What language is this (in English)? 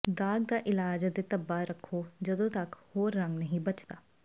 Punjabi